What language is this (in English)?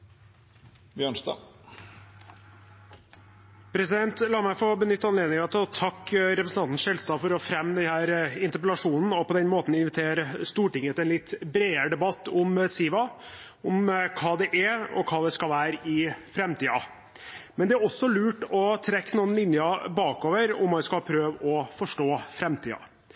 Norwegian Bokmål